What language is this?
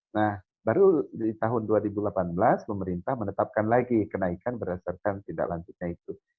Indonesian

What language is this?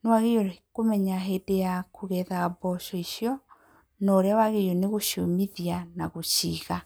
Kikuyu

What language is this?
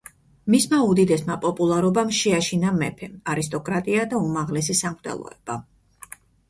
Georgian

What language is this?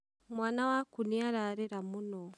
Kikuyu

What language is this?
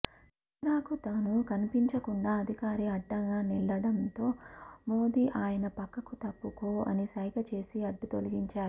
Telugu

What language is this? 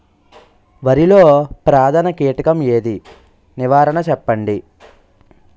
Telugu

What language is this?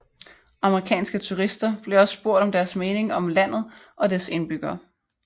Danish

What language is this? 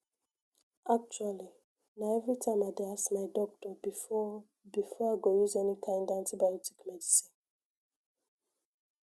Nigerian Pidgin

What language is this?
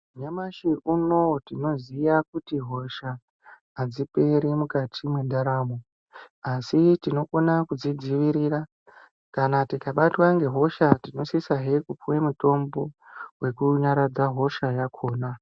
Ndau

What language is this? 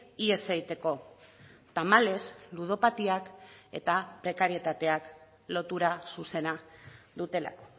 Basque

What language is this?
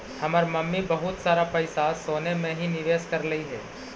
Magahi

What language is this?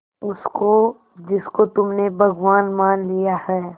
Hindi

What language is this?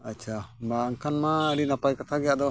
Santali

